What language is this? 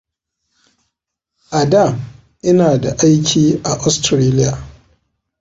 Hausa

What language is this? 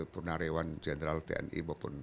Indonesian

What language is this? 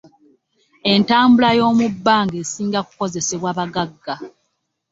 Ganda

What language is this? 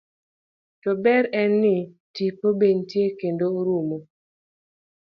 Luo (Kenya and Tanzania)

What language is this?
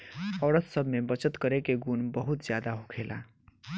Bhojpuri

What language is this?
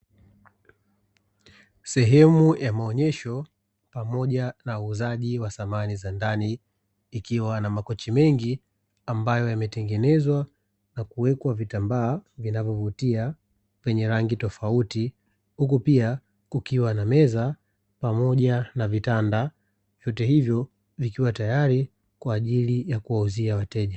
Swahili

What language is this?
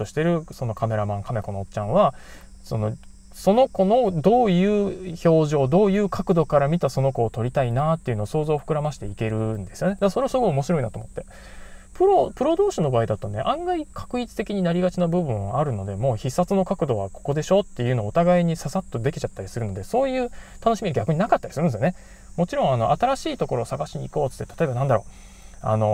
Japanese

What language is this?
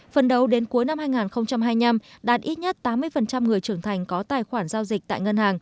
Vietnamese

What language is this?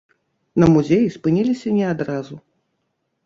Belarusian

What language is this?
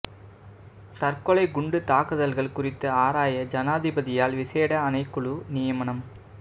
Tamil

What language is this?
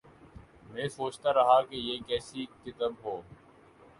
Urdu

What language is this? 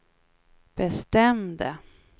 Swedish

